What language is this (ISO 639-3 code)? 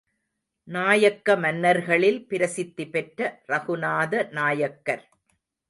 tam